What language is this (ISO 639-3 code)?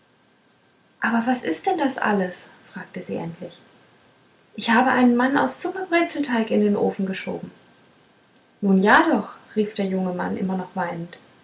deu